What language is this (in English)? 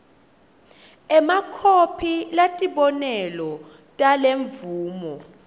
Swati